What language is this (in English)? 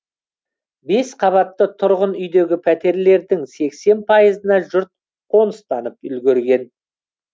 Kazakh